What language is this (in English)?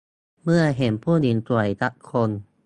Thai